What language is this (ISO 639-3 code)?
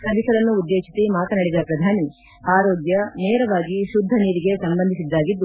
kan